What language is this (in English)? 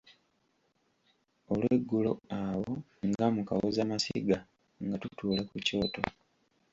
Ganda